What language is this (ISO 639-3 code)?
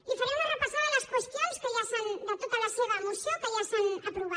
cat